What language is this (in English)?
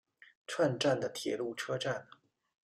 Chinese